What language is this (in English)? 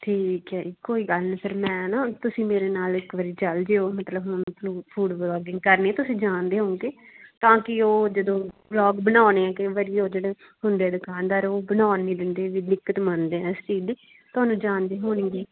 Punjabi